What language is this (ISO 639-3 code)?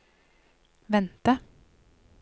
nor